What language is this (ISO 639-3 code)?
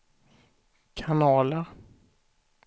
swe